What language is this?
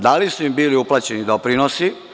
Serbian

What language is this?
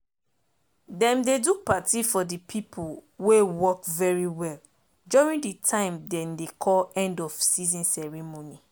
Nigerian Pidgin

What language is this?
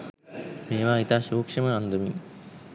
Sinhala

